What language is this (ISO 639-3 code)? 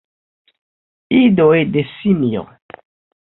epo